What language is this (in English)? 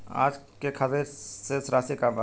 Bhojpuri